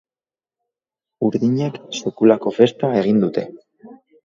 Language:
Basque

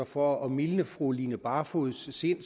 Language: Danish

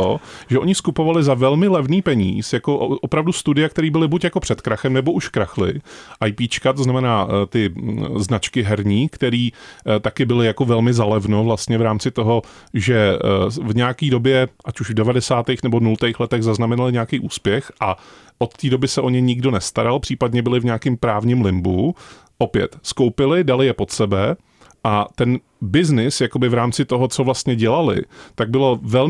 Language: Czech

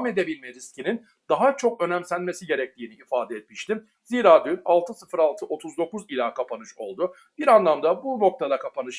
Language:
Turkish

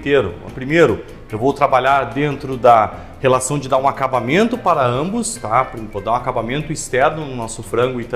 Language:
Portuguese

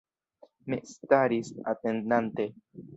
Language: Esperanto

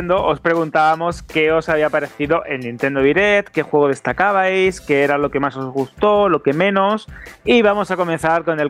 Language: Spanish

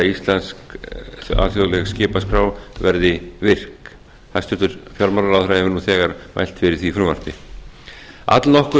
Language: Icelandic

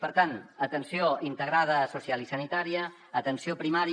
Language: Catalan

